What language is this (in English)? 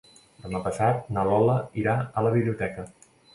Catalan